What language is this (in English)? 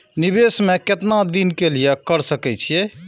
Maithili